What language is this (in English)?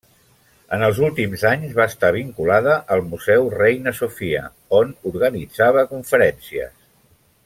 Catalan